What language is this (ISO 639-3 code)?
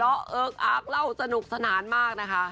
tha